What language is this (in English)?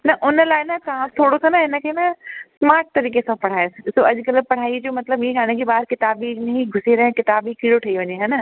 Sindhi